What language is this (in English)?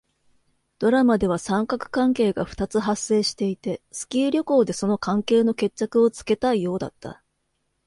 Japanese